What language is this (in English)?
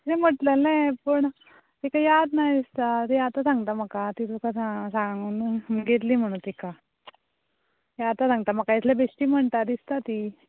Konkani